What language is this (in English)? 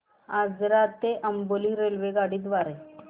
Marathi